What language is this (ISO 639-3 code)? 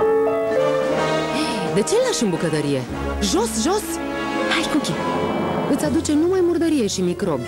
ron